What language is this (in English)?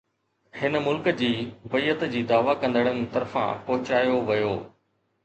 Sindhi